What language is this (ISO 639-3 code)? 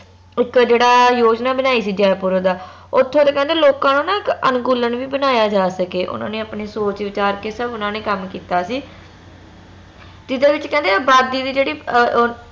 pan